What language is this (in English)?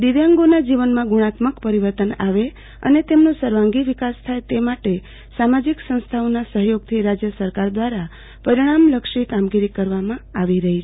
Gujarati